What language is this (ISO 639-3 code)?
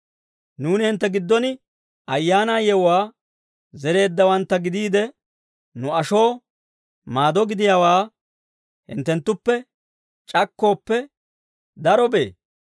dwr